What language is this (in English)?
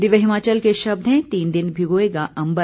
Hindi